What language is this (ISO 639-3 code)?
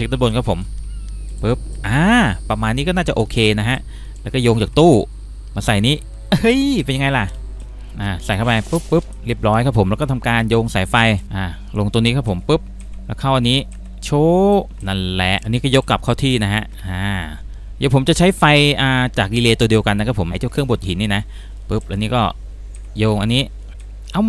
tha